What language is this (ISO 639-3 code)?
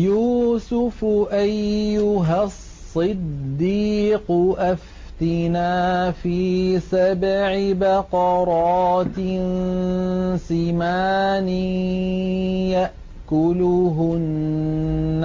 ara